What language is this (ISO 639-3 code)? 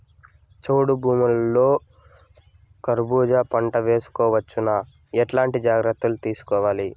tel